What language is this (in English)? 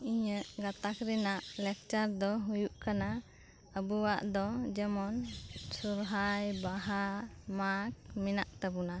Santali